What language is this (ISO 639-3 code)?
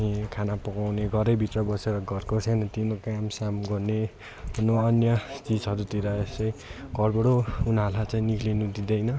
nep